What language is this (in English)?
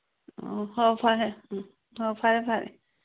Manipuri